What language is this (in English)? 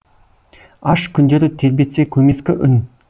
Kazakh